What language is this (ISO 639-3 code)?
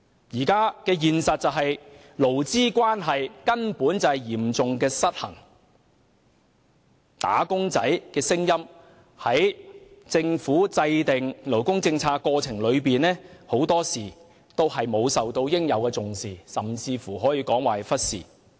yue